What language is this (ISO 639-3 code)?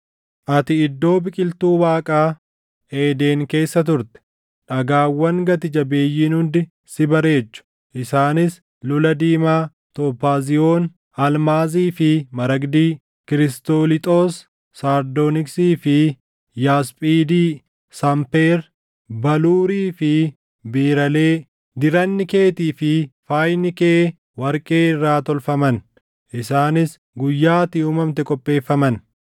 orm